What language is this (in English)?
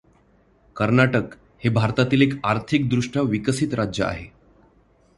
Marathi